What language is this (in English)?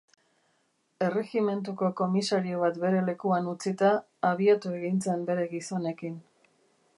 Basque